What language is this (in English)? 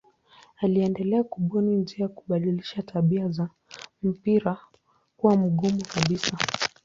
Swahili